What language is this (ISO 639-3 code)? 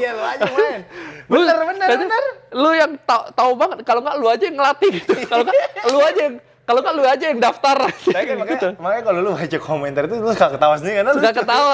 ind